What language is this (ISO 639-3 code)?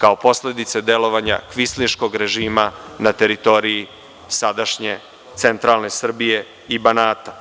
srp